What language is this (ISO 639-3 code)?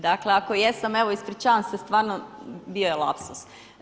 hrv